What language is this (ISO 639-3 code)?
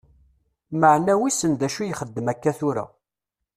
kab